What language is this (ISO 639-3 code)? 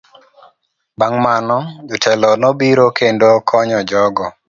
luo